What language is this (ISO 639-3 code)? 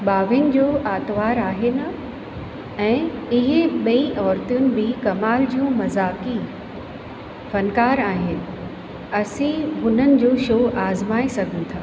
snd